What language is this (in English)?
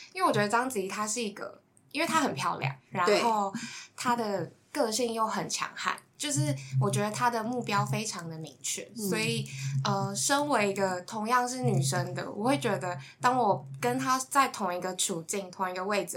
Chinese